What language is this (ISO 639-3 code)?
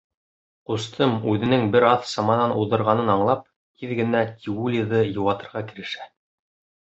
bak